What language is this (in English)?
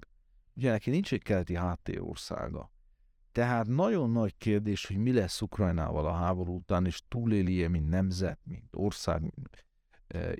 Hungarian